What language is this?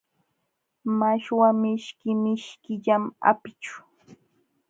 Jauja Wanca Quechua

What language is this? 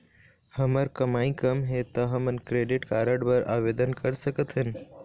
Chhattisgarhi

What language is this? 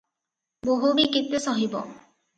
Odia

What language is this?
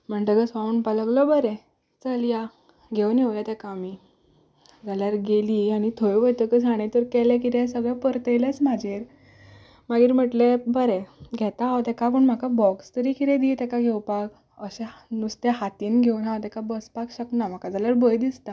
Konkani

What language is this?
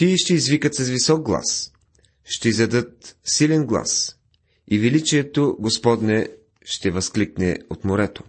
Bulgarian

